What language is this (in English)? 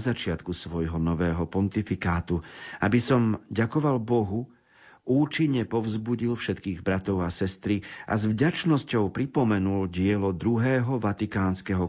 Slovak